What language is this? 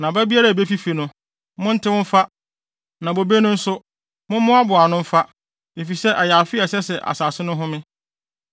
Akan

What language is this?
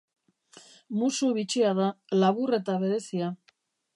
Basque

